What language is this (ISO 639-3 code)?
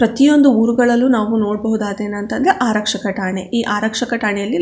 kan